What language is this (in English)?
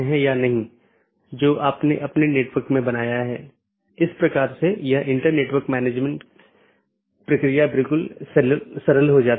Hindi